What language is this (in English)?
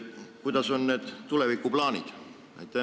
Estonian